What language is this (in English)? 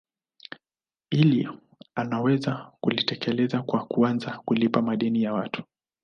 Swahili